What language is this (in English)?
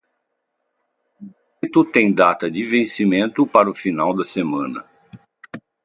Portuguese